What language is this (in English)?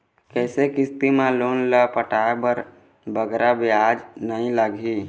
Chhattisgarhi